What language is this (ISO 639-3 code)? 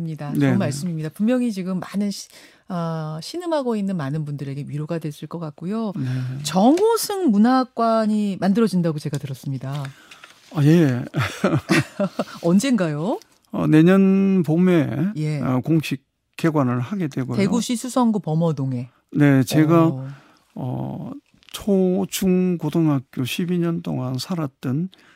kor